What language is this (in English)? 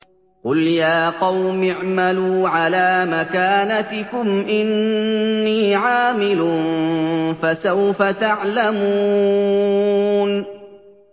Arabic